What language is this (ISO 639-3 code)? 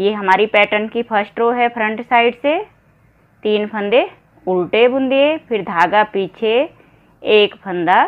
hin